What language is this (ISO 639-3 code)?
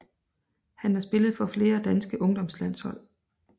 dan